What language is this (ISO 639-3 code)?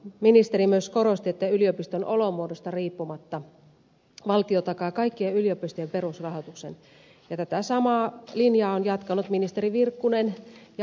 fin